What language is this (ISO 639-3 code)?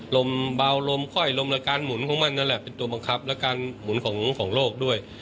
tha